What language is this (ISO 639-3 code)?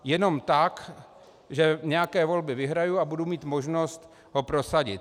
ces